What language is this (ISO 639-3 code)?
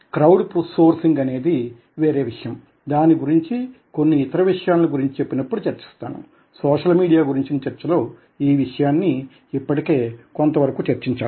tel